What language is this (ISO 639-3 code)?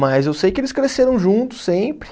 por